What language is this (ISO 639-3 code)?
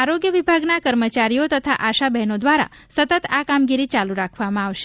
guj